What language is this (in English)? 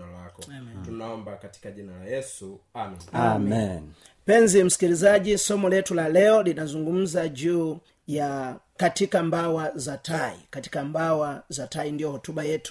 Swahili